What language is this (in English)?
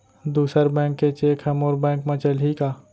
Chhattisgarhi